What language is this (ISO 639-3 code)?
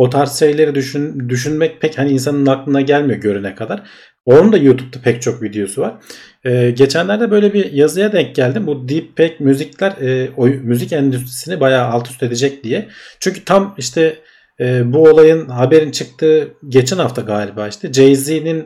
tur